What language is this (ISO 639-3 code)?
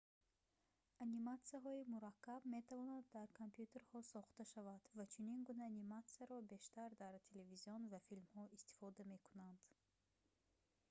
tgk